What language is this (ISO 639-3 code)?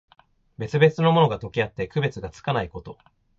jpn